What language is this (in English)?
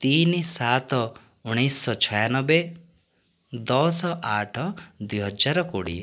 Odia